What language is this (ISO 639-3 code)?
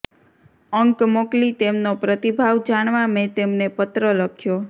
guj